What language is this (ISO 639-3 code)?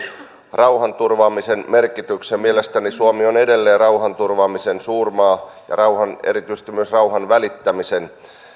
fin